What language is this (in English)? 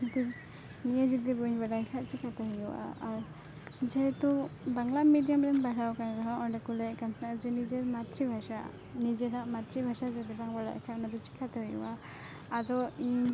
Santali